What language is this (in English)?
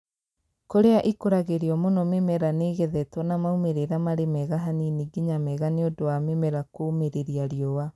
Kikuyu